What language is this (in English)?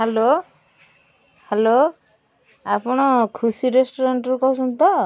Odia